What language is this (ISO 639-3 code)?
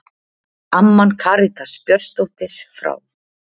isl